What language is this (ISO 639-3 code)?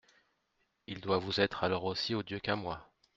fra